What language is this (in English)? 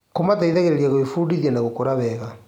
Kikuyu